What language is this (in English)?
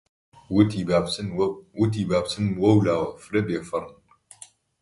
Central Kurdish